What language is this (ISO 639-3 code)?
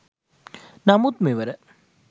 sin